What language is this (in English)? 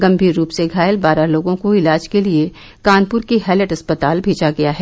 Hindi